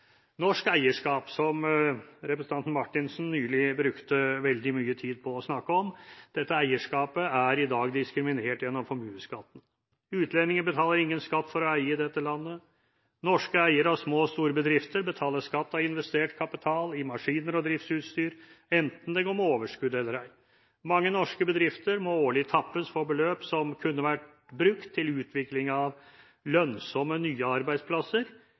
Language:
Norwegian Bokmål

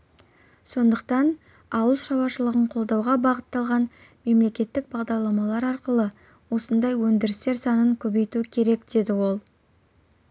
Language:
Kazakh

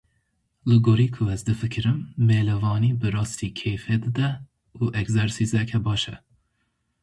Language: Kurdish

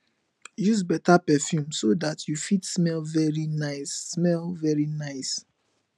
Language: Nigerian Pidgin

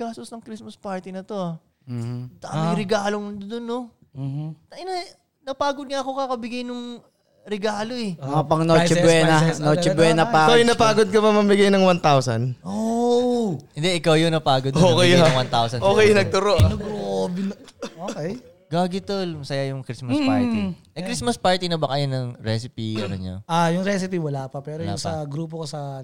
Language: Filipino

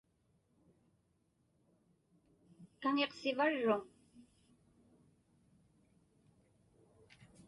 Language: Inupiaq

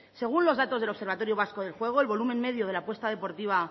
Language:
Spanish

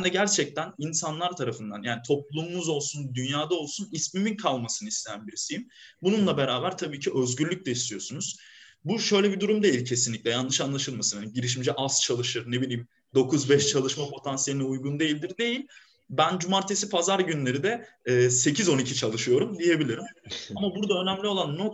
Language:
Turkish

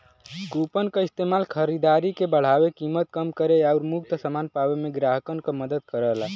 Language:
Bhojpuri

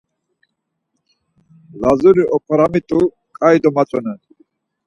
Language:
Laz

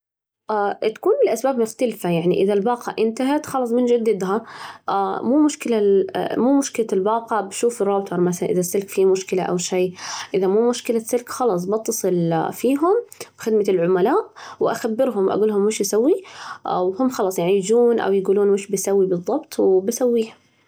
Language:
Najdi Arabic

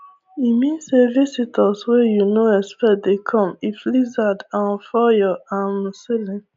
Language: Nigerian Pidgin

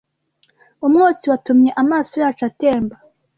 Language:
Kinyarwanda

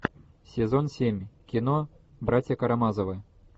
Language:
Russian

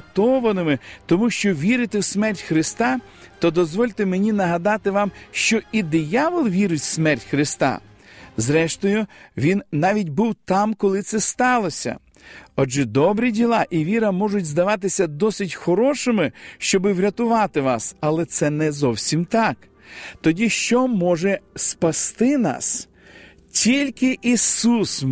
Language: Ukrainian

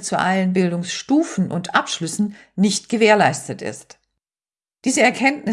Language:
German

